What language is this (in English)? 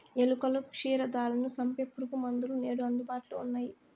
Telugu